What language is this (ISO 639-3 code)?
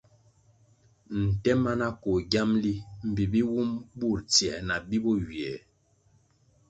nmg